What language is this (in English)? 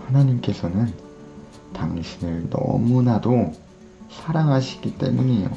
Korean